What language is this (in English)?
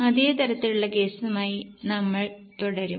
Malayalam